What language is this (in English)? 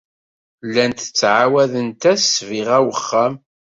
Kabyle